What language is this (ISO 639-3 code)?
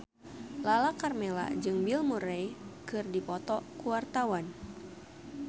sun